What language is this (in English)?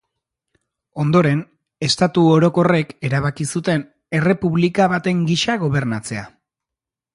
Basque